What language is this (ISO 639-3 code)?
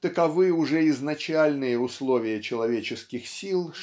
rus